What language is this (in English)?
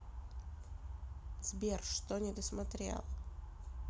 Russian